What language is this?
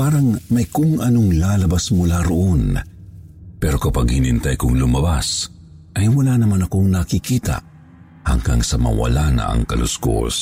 Filipino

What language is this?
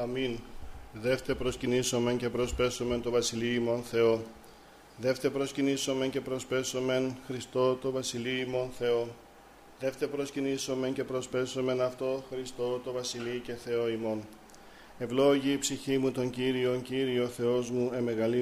Greek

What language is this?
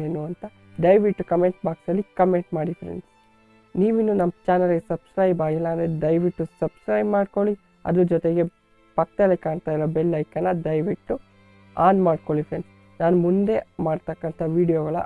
Kannada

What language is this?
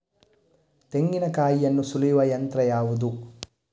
Kannada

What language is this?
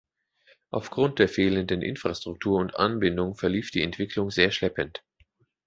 German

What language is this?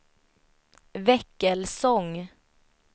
Swedish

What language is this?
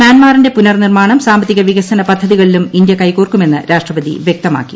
Malayalam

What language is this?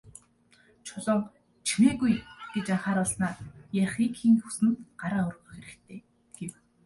Mongolian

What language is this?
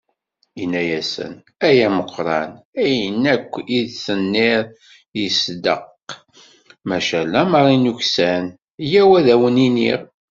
Kabyle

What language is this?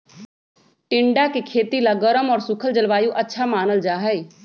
Magahi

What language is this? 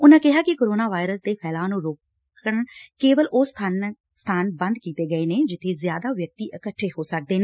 Punjabi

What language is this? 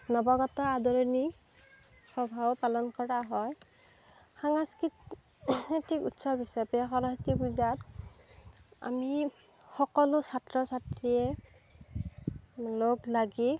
Assamese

